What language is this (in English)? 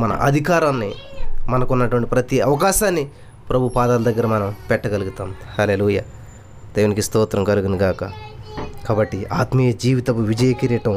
Telugu